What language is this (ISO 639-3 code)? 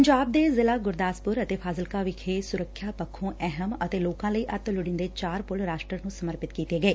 pan